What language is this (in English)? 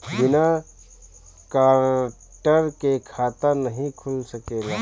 Bhojpuri